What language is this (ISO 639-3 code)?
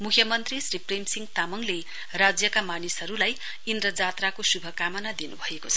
nep